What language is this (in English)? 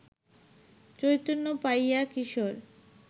Bangla